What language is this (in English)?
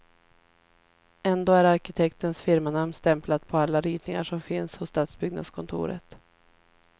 Swedish